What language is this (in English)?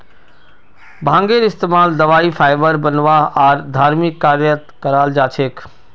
Magahi